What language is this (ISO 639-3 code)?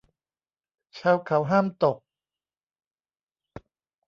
tha